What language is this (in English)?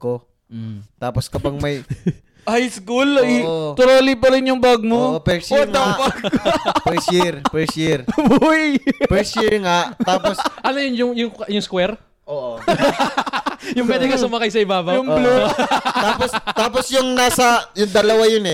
Filipino